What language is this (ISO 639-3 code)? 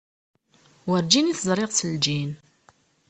kab